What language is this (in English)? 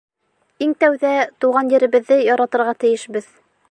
Bashkir